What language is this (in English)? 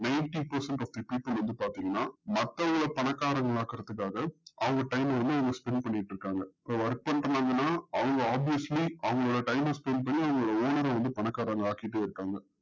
Tamil